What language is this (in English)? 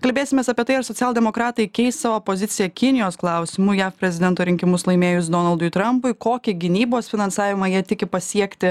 Lithuanian